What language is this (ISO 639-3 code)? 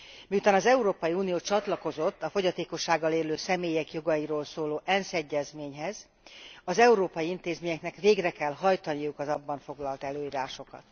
hun